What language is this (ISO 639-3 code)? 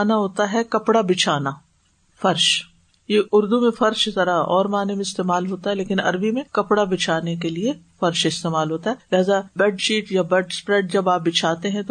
urd